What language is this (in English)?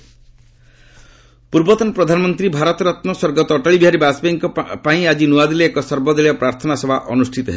Odia